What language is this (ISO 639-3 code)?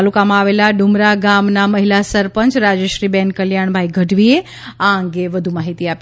guj